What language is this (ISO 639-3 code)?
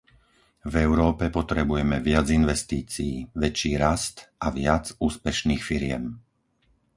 slk